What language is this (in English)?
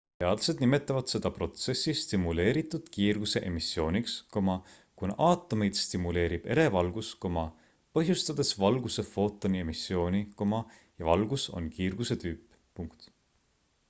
Estonian